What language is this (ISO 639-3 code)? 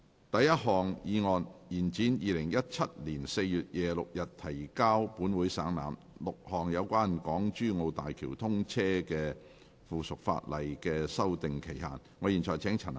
yue